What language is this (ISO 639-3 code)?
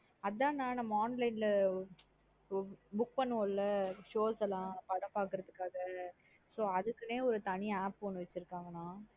tam